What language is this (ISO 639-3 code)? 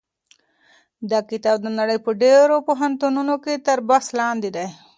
pus